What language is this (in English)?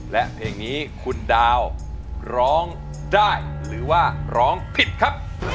Thai